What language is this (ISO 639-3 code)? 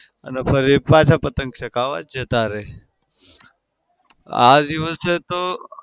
guj